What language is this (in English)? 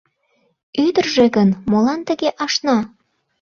Mari